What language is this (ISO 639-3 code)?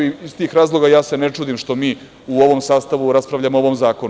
srp